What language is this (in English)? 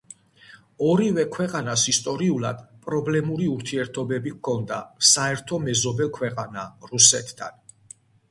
Georgian